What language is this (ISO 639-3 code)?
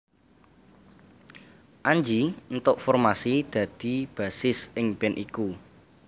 jav